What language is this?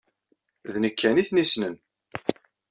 Kabyle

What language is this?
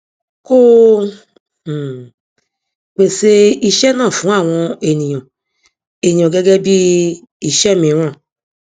Yoruba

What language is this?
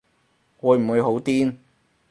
Cantonese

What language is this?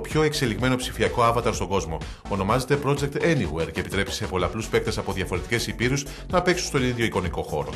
Greek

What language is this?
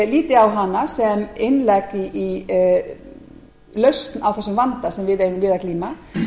Icelandic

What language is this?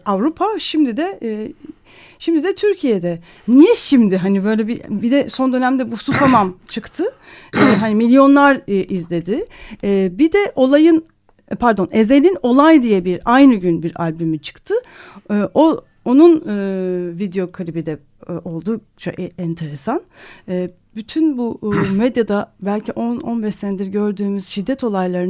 Turkish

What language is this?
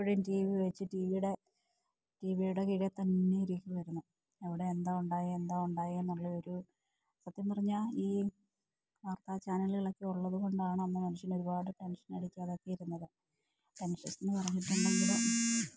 Malayalam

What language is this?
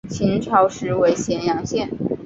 Chinese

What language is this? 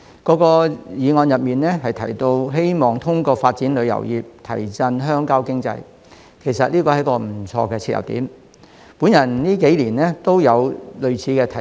Cantonese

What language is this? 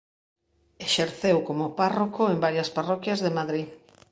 Galician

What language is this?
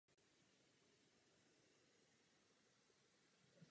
Czech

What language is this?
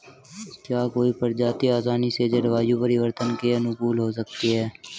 Hindi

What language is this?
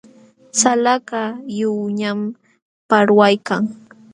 Jauja Wanca Quechua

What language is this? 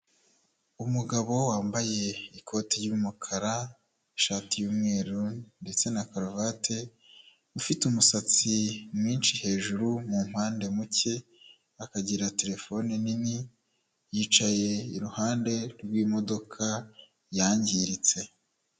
Kinyarwanda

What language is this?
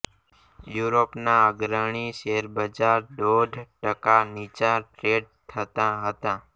Gujarati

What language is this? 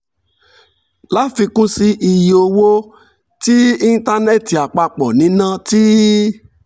Yoruba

